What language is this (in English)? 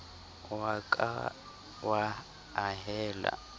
Southern Sotho